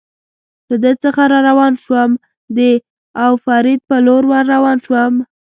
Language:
Pashto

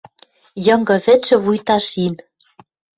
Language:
Western Mari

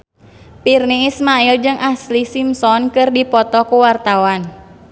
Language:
Sundanese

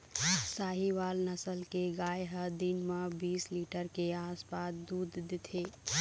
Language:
Chhattisgarhi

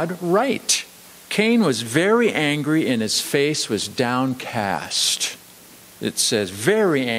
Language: English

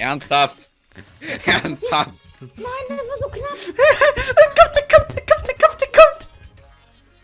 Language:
German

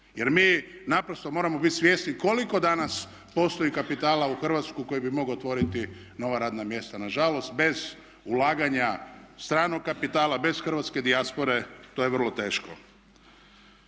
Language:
Croatian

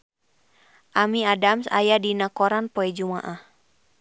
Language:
Sundanese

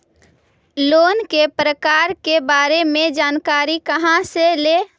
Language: Magahi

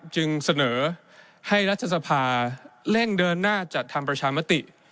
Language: Thai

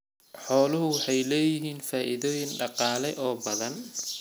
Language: Somali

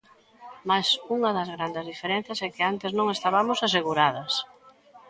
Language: Galician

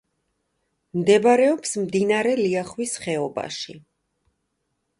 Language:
Georgian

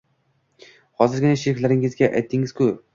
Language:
Uzbek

